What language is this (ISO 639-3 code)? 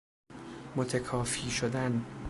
fas